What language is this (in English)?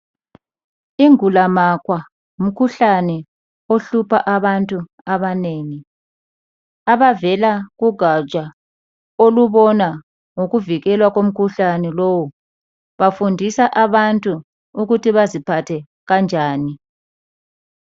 North Ndebele